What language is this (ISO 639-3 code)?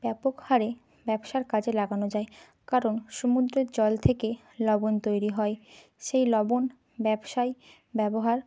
ben